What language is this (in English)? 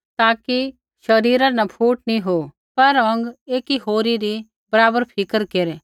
Kullu Pahari